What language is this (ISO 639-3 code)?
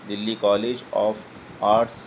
urd